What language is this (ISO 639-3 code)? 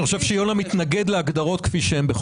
heb